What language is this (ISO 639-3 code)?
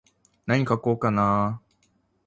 jpn